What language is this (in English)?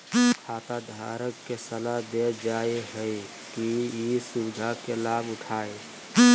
Magahi